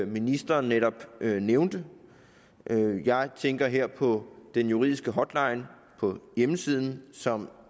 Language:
Danish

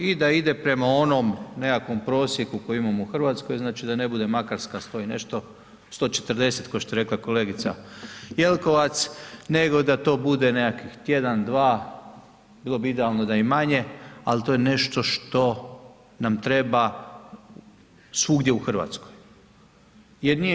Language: Croatian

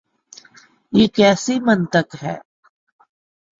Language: Urdu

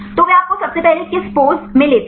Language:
Hindi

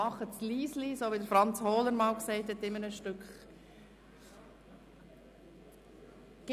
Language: Swiss German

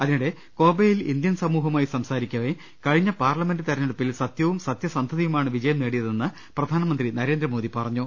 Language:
Malayalam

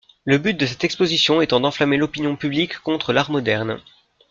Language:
French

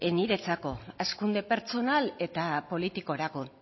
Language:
Basque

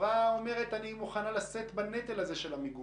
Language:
Hebrew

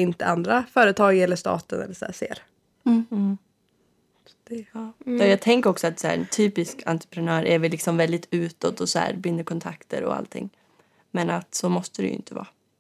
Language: Swedish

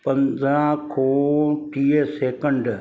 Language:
Sindhi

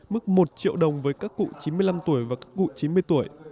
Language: Vietnamese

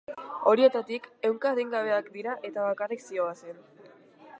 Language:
Basque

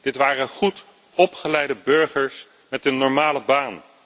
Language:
Dutch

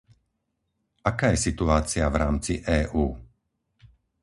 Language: Slovak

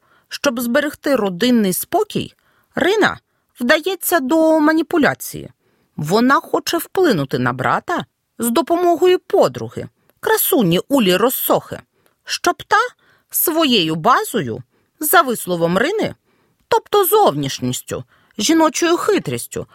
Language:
Ukrainian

